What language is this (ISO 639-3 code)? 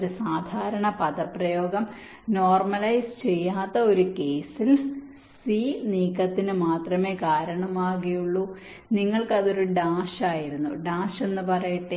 mal